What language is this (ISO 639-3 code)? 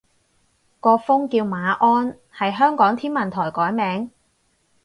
yue